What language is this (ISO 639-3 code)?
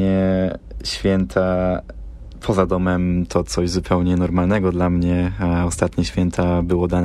pol